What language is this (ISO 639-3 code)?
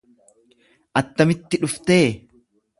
orm